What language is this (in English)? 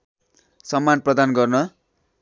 Nepali